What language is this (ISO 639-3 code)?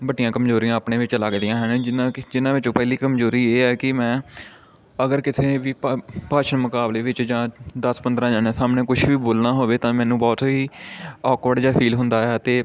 pan